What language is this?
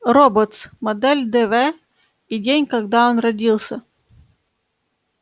Russian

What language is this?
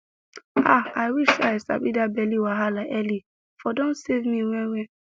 Nigerian Pidgin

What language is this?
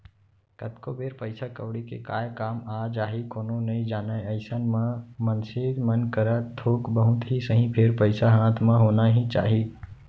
Chhattisgarhi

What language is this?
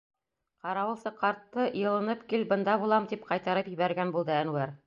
Bashkir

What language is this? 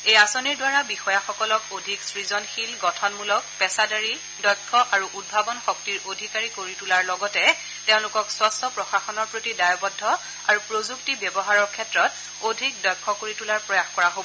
Assamese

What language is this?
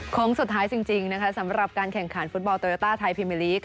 Thai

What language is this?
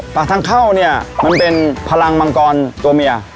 Thai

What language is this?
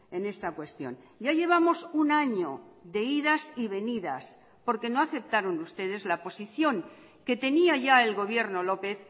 Spanish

